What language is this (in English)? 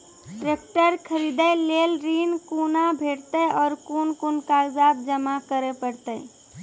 Maithili